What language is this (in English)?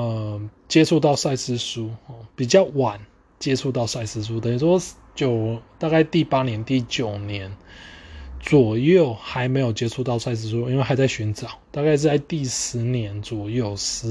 Chinese